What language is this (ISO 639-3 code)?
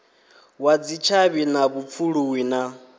ven